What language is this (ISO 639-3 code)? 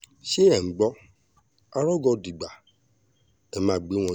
yor